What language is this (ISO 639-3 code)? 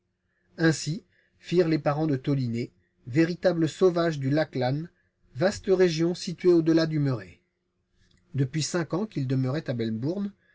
fra